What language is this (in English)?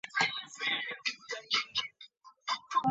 Chinese